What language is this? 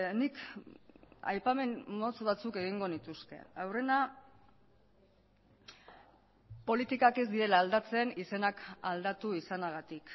Basque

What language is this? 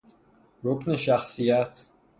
Persian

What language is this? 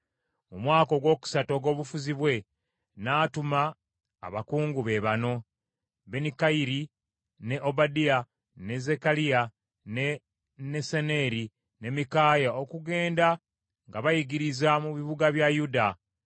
Ganda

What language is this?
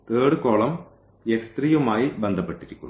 Malayalam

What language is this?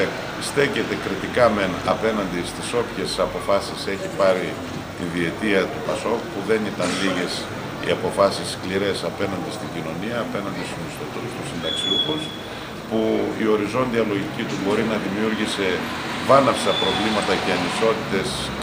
Greek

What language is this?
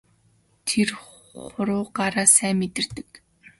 Mongolian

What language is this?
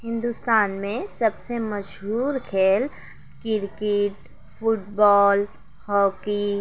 Urdu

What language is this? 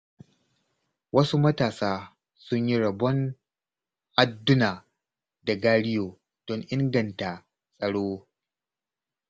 Hausa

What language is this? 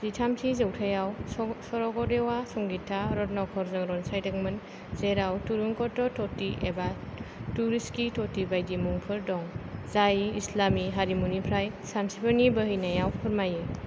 Bodo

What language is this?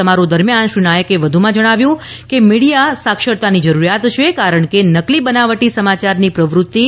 Gujarati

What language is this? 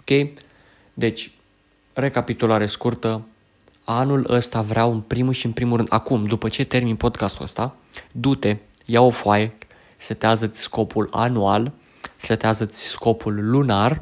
Romanian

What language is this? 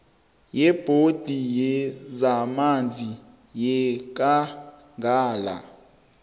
South Ndebele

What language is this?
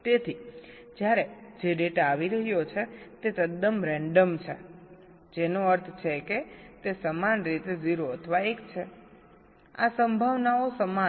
Gujarati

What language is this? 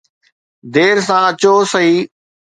Sindhi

